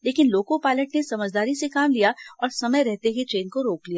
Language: Hindi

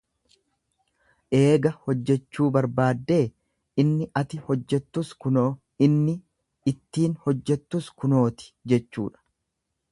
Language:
Oromo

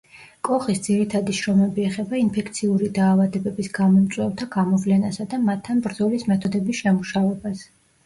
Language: Georgian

